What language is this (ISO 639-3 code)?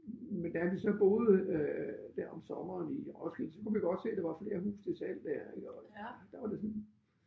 dan